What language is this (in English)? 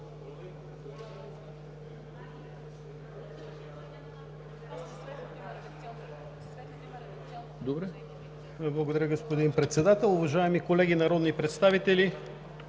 Bulgarian